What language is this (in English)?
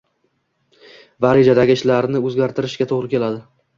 Uzbek